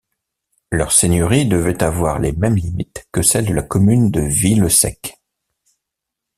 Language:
French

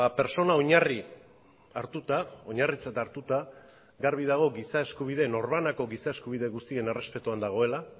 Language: Basque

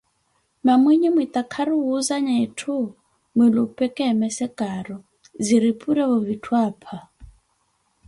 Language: Koti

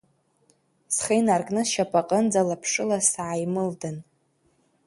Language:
Abkhazian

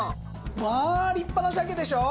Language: Japanese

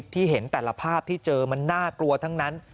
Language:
Thai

